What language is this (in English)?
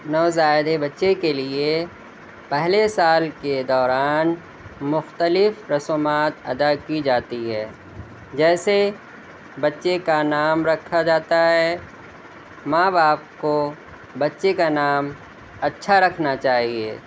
Urdu